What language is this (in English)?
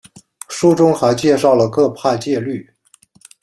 Chinese